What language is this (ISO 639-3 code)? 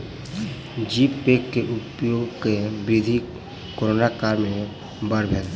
mai